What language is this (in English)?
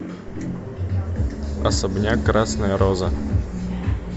Russian